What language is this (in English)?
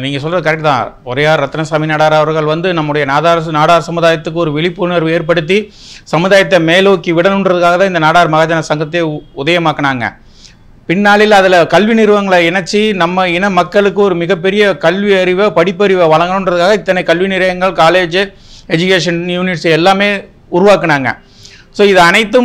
Arabic